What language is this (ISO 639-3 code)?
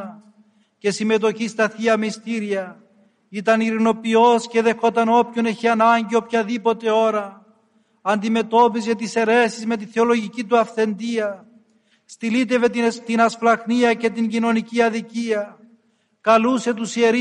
ell